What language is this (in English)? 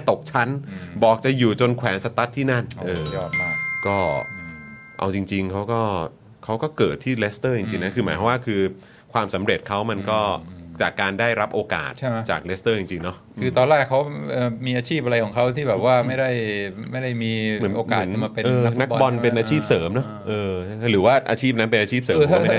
Thai